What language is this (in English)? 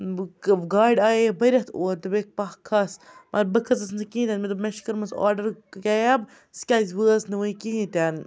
Kashmiri